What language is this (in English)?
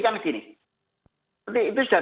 Indonesian